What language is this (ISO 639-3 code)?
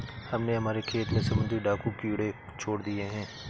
hin